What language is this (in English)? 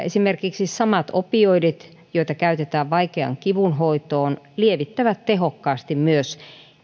Finnish